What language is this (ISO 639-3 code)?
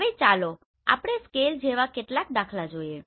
guj